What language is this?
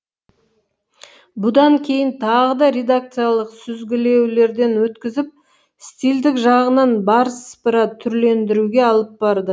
Kazakh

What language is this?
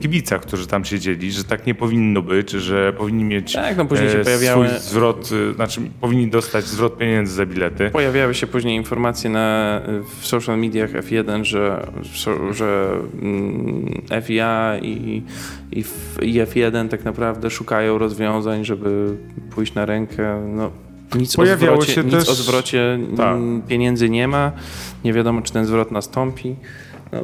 Polish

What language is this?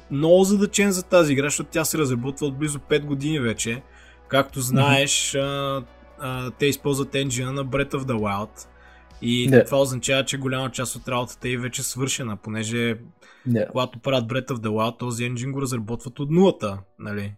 Bulgarian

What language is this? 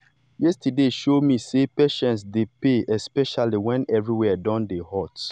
Nigerian Pidgin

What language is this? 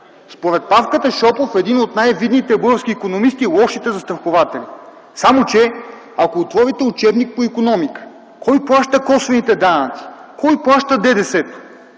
Bulgarian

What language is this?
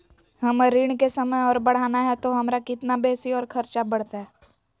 Magahi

